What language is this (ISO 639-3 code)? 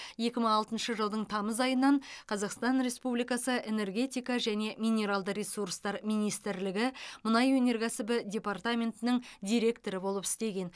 kaz